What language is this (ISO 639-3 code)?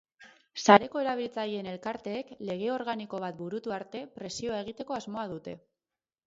eus